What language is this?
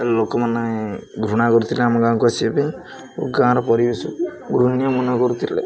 Odia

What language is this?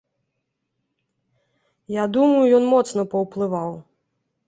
Belarusian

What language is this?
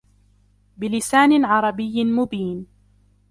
Arabic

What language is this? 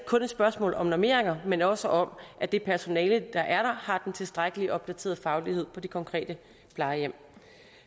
Danish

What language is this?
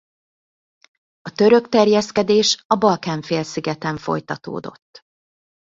Hungarian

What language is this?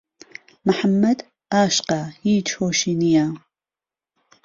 Central Kurdish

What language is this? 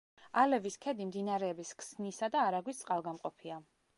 Georgian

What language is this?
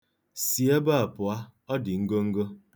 Igbo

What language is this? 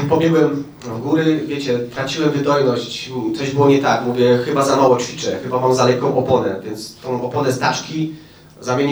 Polish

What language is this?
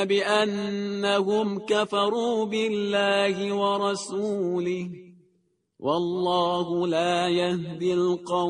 Persian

